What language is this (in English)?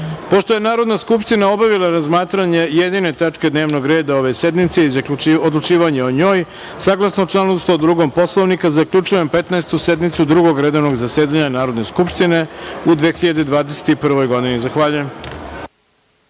Serbian